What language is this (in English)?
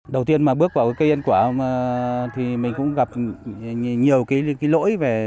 Vietnamese